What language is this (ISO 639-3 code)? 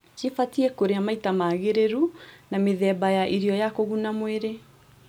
kik